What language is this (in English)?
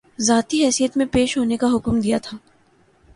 Urdu